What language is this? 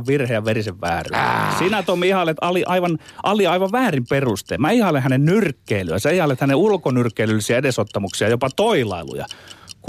Finnish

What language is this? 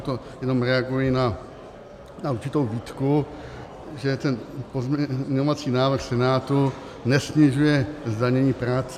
Czech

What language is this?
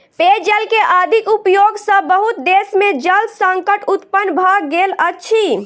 Maithili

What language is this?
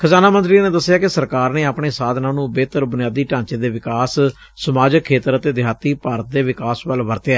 Punjabi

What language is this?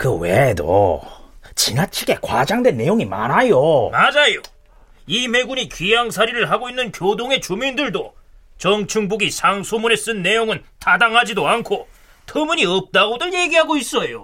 Korean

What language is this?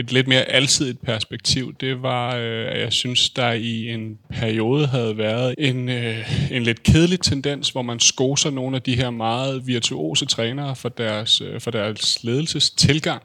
Danish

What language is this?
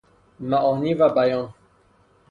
Persian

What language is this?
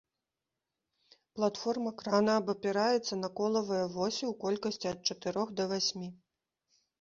Belarusian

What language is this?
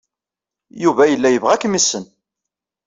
Kabyle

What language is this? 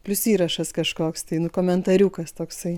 Lithuanian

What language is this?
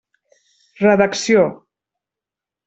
Catalan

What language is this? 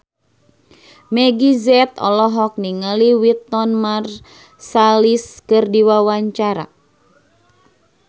Sundanese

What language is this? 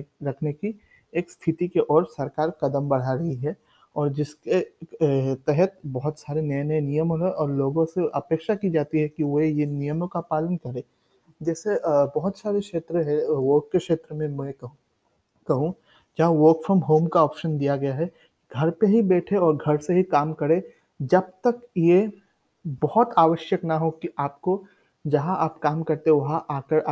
Hindi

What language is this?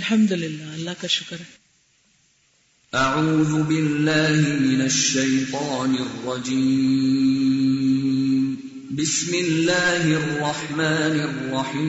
Urdu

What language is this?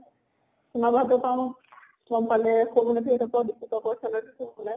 Assamese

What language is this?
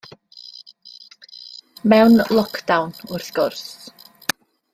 Welsh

